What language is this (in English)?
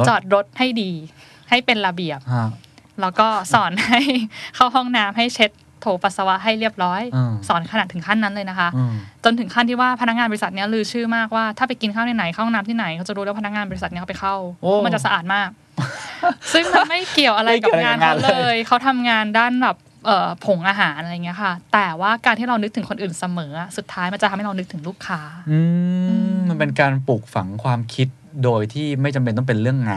Thai